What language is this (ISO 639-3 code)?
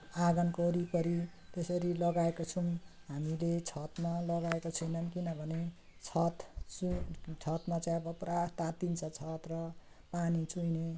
nep